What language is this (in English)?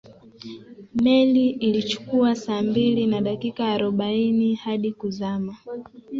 Swahili